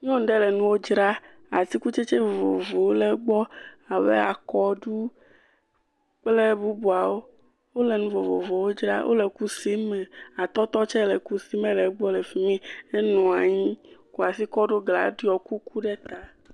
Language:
Ewe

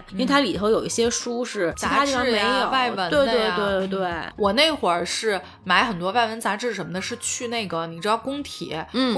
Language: Chinese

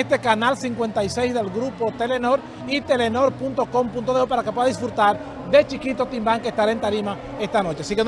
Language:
Spanish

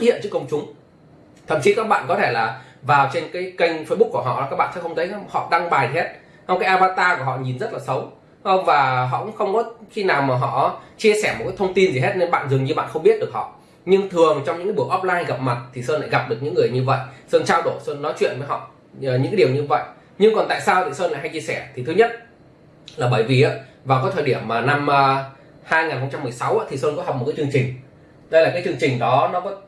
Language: Vietnamese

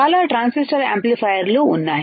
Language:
Telugu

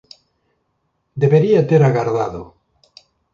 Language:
Galician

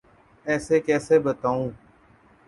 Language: Urdu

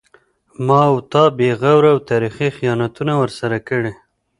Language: Pashto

